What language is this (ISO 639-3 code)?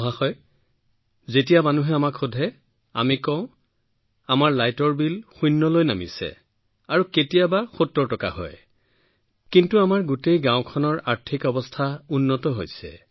asm